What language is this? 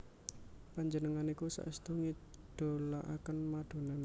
Javanese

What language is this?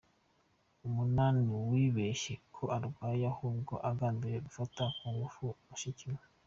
Kinyarwanda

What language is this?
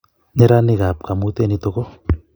Kalenjin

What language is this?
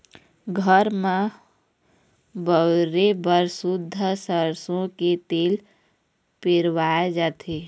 Chhattisgarhi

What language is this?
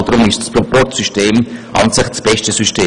Swiss German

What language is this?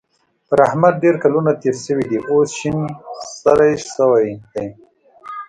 Pashto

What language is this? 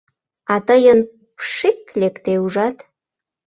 Mari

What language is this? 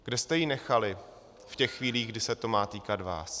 Czech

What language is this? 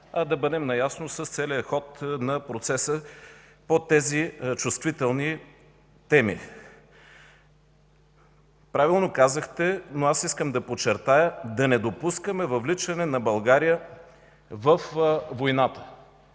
Bulgarian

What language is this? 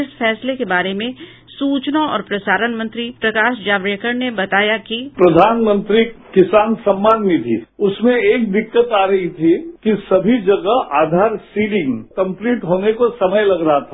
Hindi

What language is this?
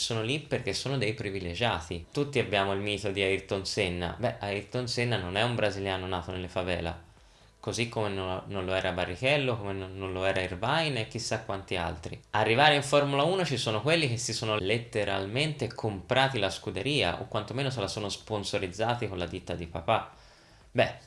Italian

